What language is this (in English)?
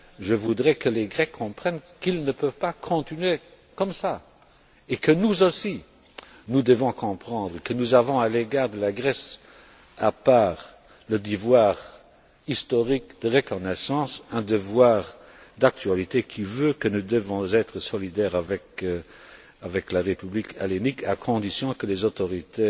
French